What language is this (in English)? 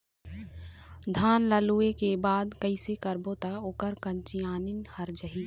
Chhattisgarhi